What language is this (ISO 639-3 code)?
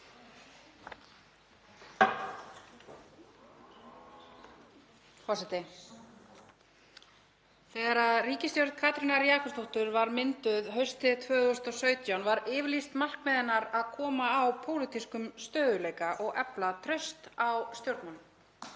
isl